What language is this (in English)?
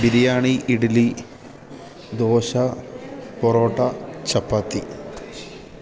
Malayalam